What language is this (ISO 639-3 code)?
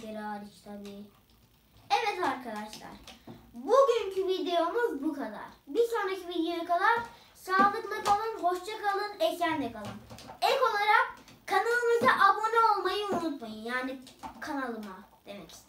tur